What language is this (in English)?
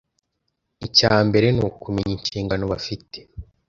Kinyarwanda